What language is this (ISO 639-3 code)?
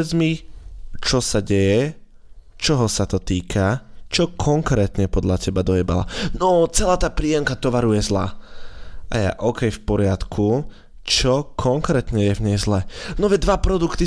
slk